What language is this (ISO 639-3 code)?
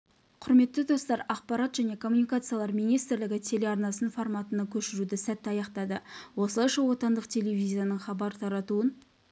kaz